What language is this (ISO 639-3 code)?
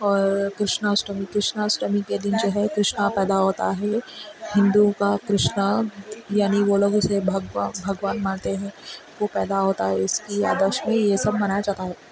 urd